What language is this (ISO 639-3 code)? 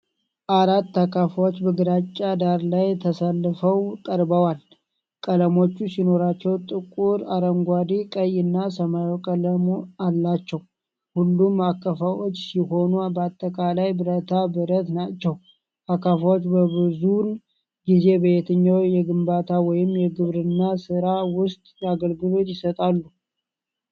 amh